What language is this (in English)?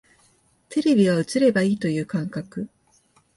Japanese